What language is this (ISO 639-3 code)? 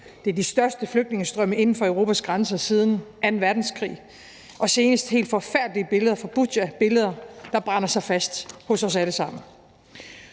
dan